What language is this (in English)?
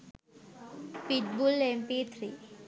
Sinhala